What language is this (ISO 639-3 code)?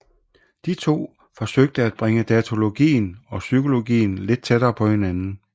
dan